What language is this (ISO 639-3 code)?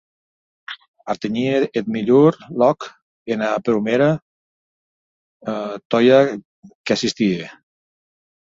oci